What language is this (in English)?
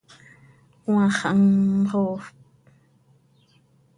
Seri